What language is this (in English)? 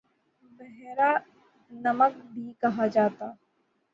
Urdu